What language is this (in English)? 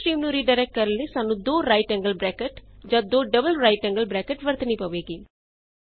Punjabi